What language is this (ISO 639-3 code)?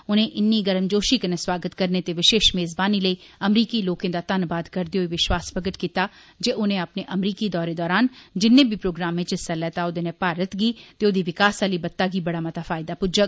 doi